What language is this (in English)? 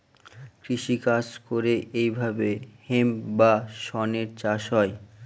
Bangla